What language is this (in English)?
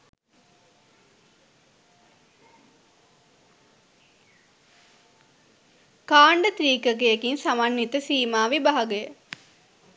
Sinhala